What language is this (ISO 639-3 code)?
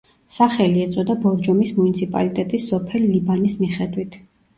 kat